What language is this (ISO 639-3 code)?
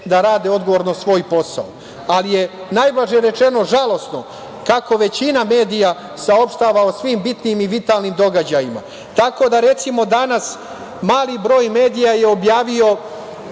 srp